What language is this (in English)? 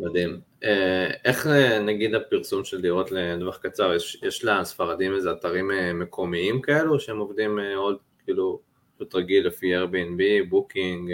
Hebrew